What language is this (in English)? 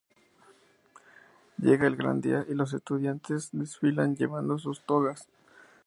Spanish